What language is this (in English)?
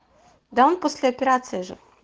Russian